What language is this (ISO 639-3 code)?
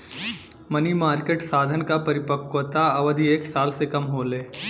bho